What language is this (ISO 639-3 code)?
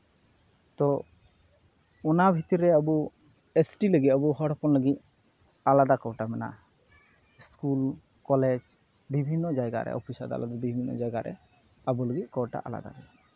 sat